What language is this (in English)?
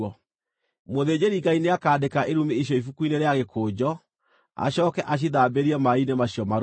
Kikuyu